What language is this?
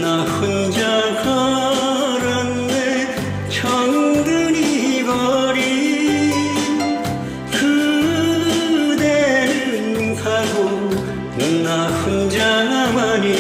Korean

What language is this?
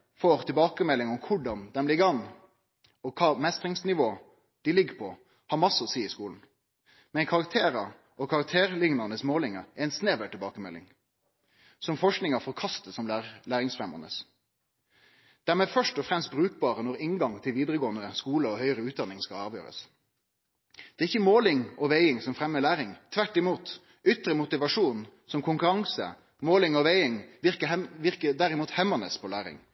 Norwegian Nynorsk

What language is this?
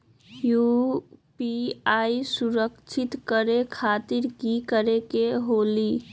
Magahi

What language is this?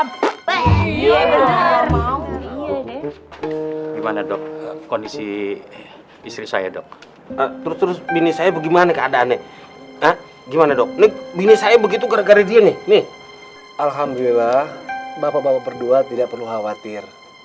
Indonesian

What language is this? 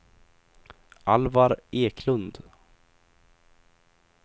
Swedish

